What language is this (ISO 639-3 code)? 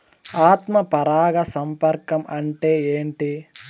tel